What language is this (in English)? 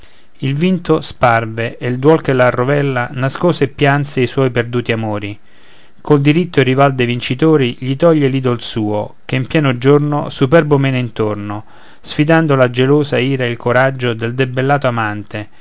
Italian